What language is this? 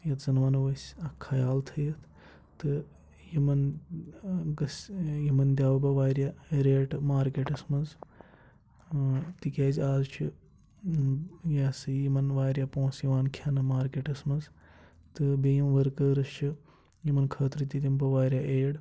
Kashmiri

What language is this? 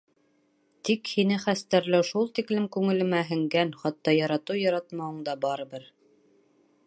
Bashkir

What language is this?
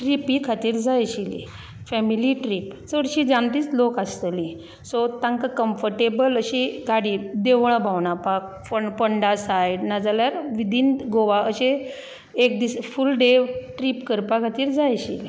Konkani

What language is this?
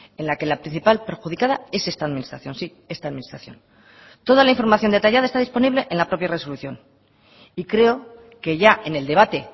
Spanish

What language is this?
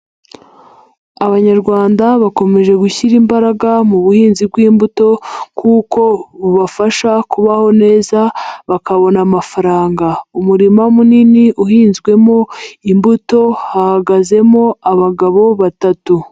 Kinyarwanda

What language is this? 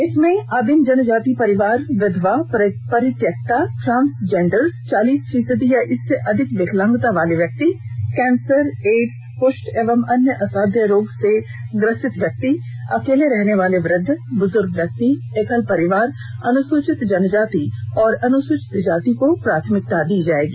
Hindi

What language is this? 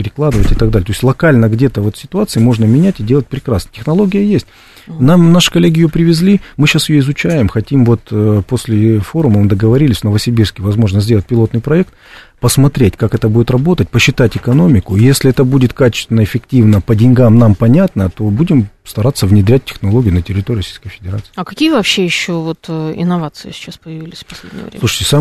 Russian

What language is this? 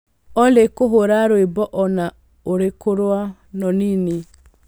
Kikuyu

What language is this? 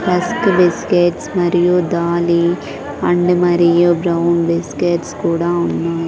Telugu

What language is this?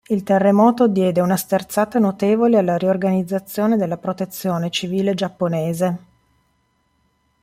Italian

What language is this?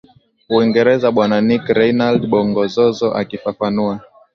Swahili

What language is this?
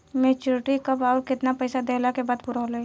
Bhojpuri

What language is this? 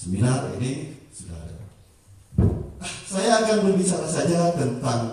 Indonesian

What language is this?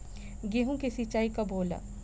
Bhojpuri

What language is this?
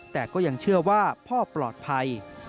Thai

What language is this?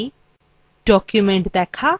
Bangla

